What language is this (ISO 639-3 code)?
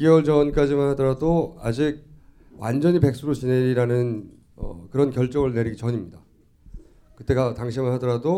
kor